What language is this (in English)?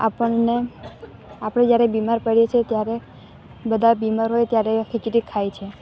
Gujarati